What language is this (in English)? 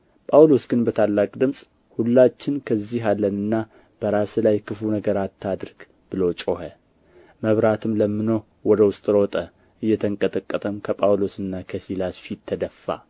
Amharic